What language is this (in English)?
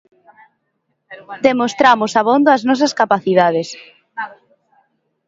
Galician